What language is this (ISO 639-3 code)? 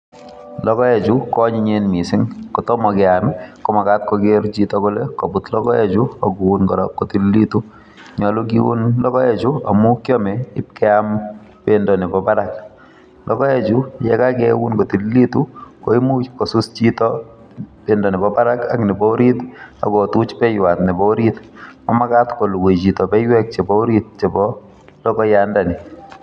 kln